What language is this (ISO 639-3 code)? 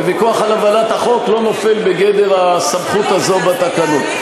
heb